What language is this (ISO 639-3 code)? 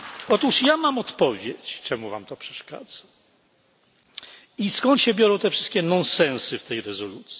pol